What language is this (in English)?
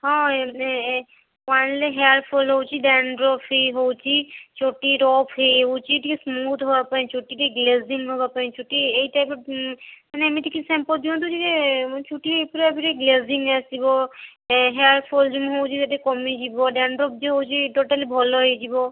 Odia